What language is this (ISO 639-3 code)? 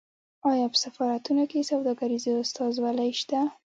pus